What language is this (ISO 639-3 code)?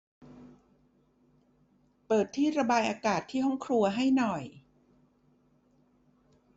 tha